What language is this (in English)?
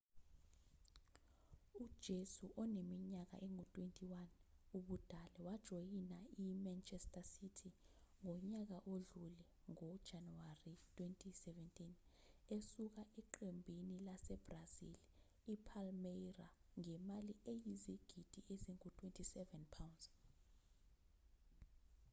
Zulu